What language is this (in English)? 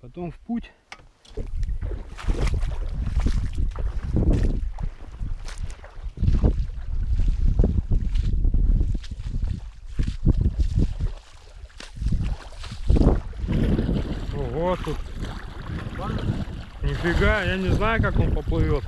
Russian